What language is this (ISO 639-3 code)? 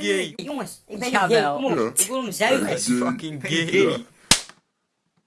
nld